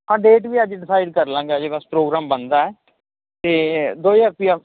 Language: Punjabi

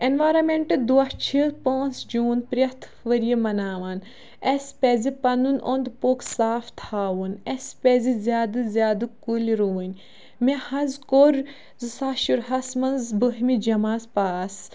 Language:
Kashmiri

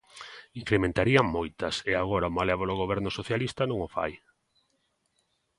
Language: Galician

